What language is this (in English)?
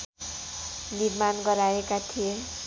Nepali